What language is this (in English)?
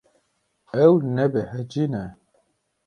Kurdish